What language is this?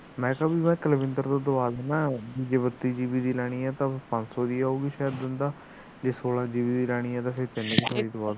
Punjabi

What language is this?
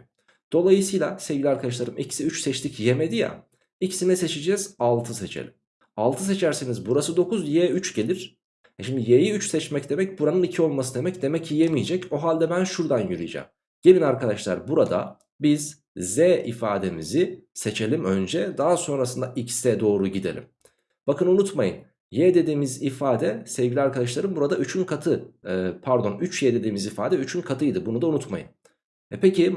Turkish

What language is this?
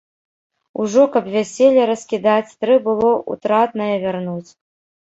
Belarusian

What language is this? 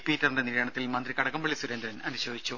Malayalam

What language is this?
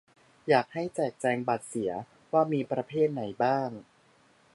Thai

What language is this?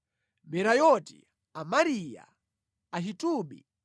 Nyanja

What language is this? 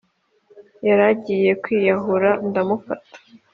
Kinyarwanda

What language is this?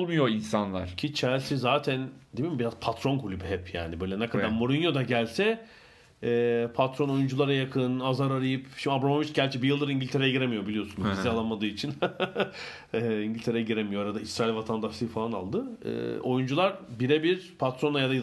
Turkish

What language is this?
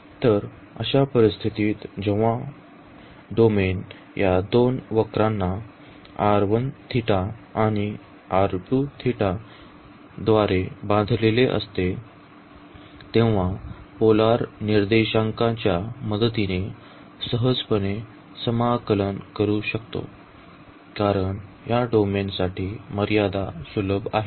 Marathi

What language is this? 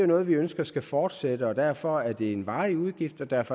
Danish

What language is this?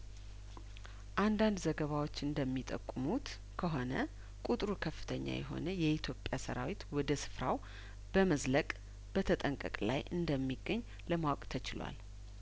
Amharic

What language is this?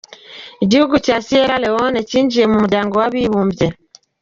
Kinyarwanda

